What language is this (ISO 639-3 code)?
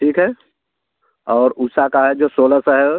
hin